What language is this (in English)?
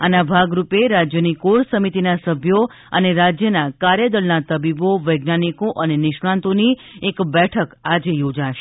Gujarati